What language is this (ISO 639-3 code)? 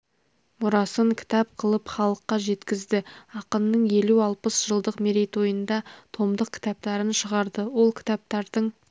kaz